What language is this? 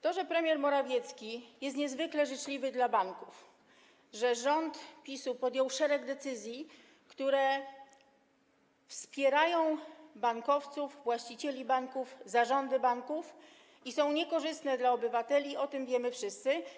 Polish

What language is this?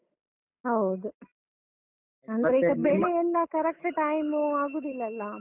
Kannada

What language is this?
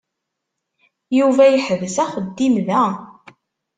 Kabyle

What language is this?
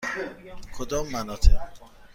Persian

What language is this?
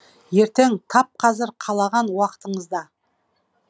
Kazakh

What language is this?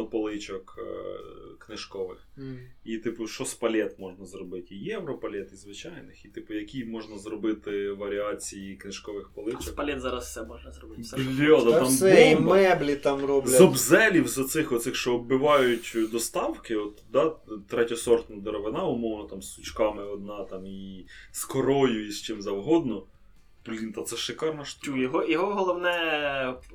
Ukrainian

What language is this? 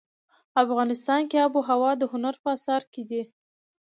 Pashto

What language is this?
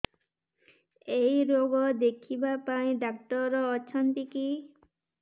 Odia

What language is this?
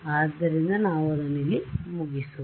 Kannada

